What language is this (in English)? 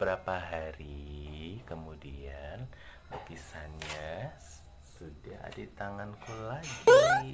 Indonesian